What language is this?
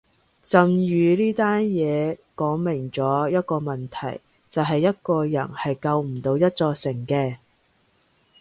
Cantonese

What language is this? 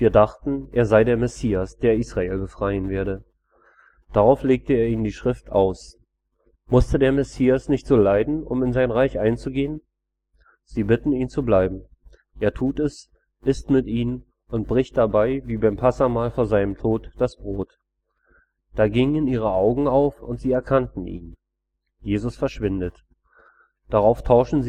German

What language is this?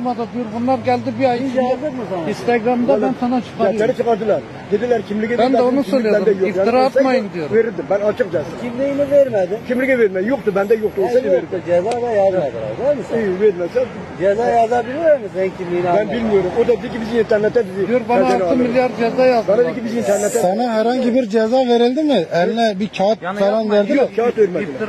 Turkish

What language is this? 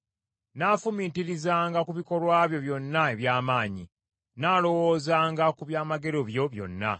Ganda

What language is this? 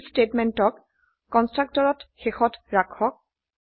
Assamese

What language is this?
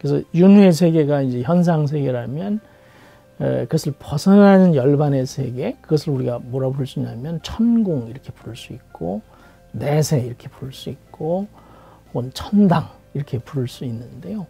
Korean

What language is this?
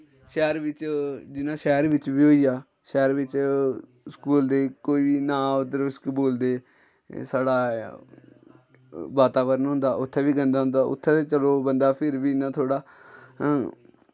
Dogri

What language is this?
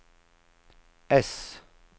Swedish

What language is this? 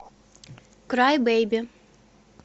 Russian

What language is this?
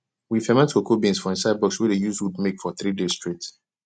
Nigerian Pidgin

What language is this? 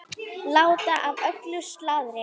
Icelandic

